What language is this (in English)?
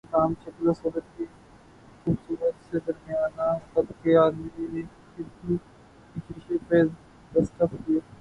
Urdu